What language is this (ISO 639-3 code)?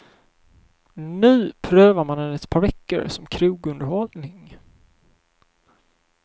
swe